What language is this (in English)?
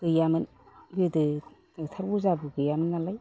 Bodo